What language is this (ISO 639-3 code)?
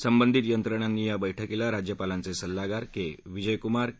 mar